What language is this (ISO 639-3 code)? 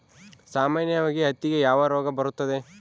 kan